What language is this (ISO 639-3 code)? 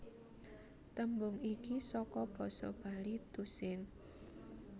jav